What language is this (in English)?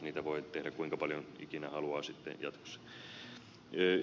Finnish